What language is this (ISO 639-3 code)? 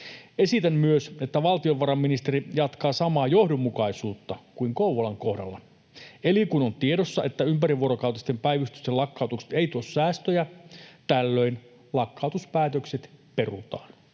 fin